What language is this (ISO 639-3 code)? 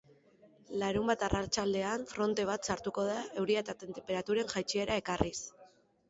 eus